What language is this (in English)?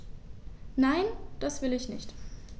German